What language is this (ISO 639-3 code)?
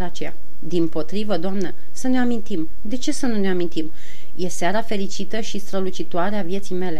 ron